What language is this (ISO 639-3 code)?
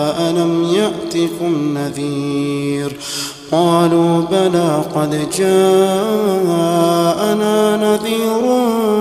ara